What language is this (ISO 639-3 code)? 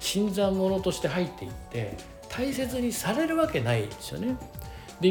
jpn